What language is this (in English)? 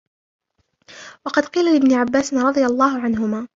Arabic